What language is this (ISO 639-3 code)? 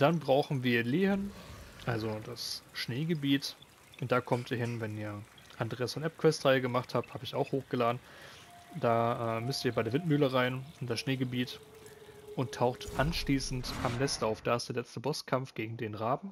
deu